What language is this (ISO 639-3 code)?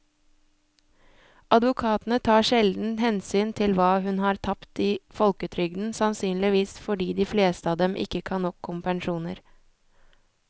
nor